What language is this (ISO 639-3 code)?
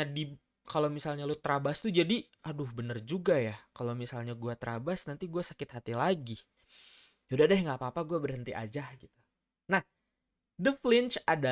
ind